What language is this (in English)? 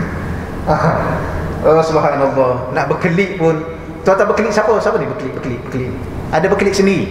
Malay